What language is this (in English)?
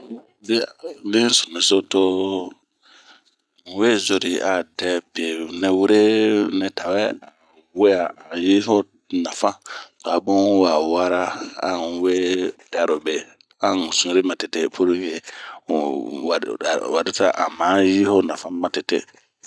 Bomu